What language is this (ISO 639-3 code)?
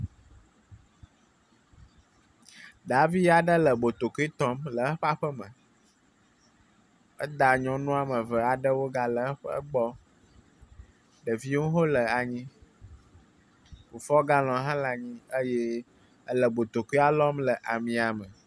ewe